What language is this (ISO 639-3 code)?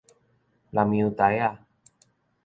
nan